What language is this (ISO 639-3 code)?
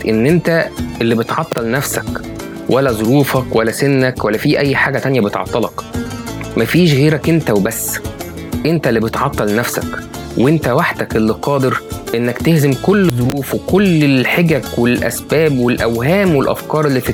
ara